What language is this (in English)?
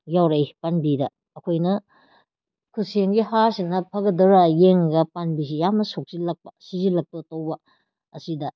Manipuri